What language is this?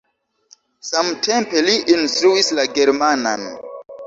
Esperanto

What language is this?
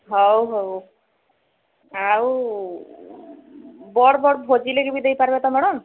Odia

